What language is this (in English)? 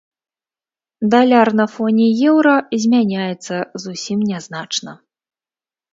Belarusian